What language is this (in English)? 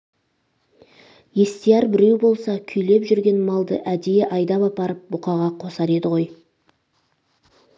Kazakh